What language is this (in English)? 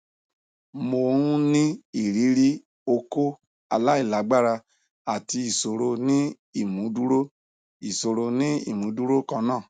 Yoruba